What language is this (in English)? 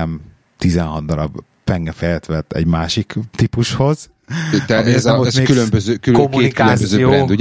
Hungarian